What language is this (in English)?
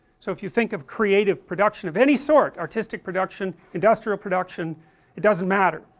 English